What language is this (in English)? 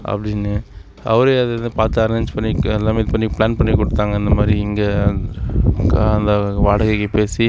Tamil